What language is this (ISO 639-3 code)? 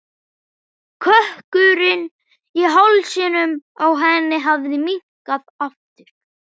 isl